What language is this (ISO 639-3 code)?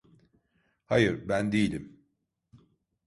tur